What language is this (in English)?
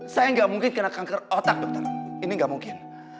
Indonesian